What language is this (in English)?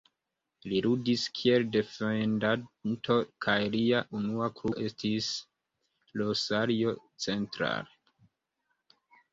Esperanto